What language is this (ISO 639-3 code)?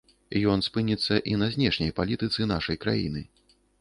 bel